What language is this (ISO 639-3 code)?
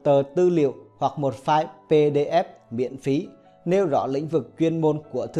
vie